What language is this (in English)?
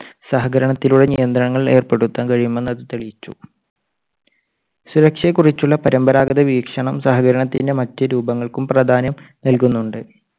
Malayalam